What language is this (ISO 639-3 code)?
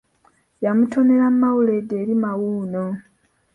lug